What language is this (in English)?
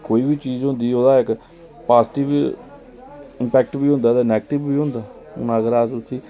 Dogri